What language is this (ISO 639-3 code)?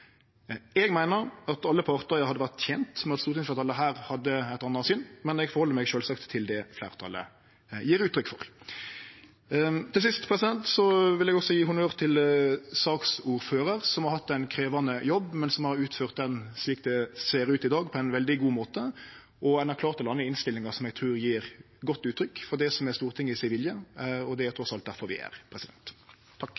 nno